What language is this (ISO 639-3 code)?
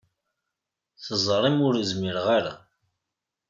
kab